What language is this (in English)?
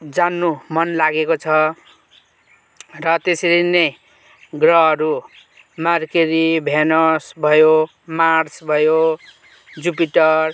Nepali